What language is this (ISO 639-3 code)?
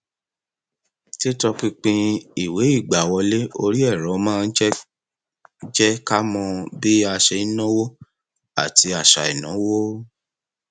yor